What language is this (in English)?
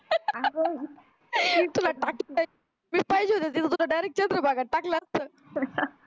Marathi